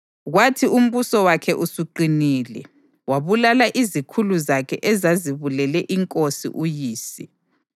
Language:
North Ndebele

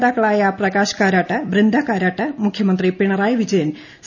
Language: Malayalam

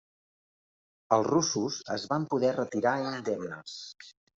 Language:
Catalan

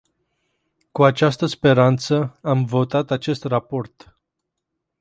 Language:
Romanian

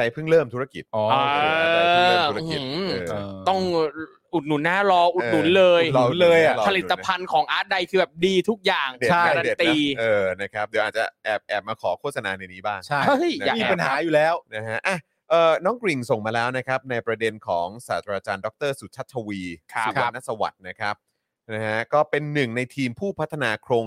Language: Thai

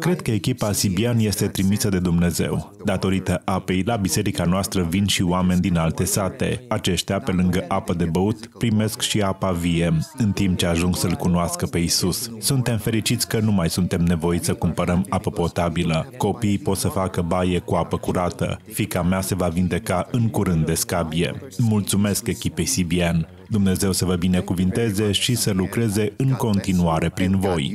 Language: Romanian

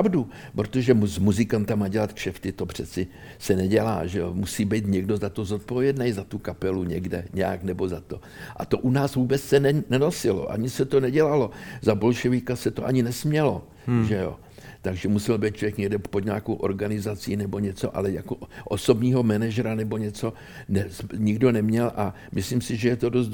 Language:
Czech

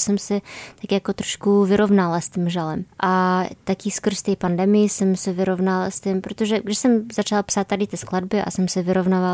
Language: Czech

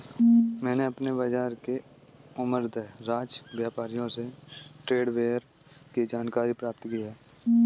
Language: Hindi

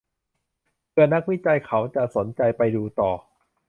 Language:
Thai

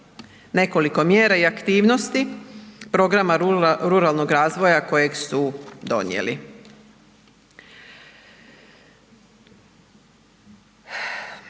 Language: Croatian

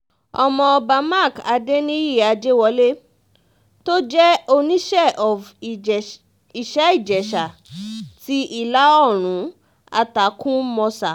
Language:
Yoruba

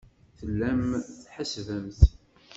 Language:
Kabyle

